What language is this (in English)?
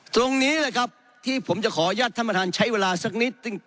Thai